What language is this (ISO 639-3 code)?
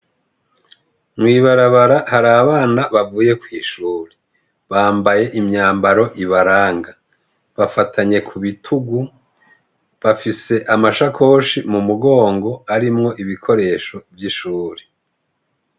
run